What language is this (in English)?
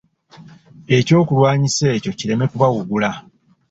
Ganda